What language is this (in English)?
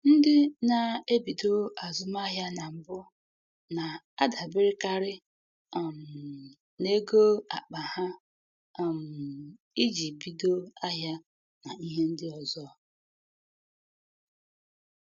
Igbo